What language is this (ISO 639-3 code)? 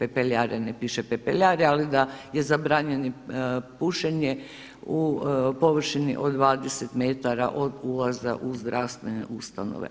hrv